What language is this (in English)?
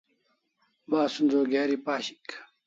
Kalasha